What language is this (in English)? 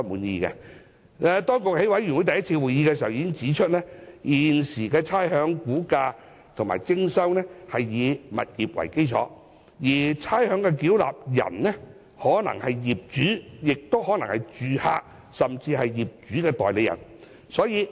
Cantonese